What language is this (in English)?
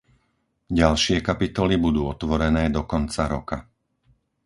Slovak